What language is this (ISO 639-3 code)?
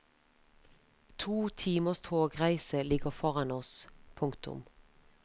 nor